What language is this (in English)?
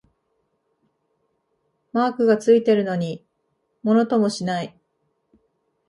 Japanese